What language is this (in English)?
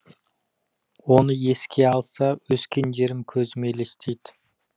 Kazakh